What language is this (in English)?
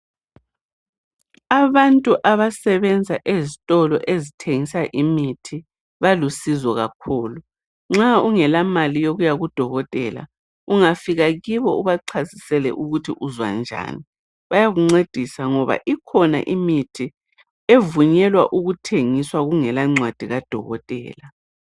North Ndebele